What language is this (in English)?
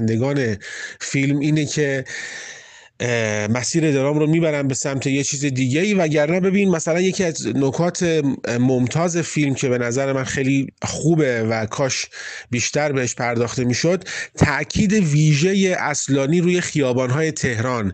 Persian